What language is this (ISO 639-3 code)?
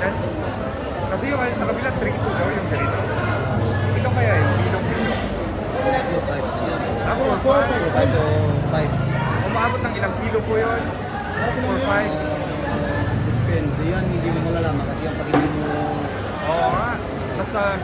fil